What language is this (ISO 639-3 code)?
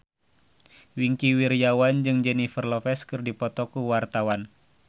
sun